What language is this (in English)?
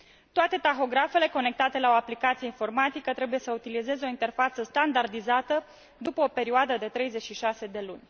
Romanian